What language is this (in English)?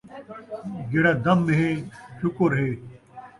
Saraiki